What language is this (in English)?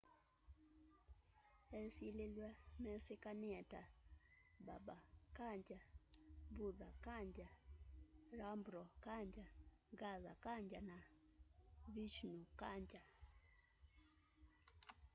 Kamba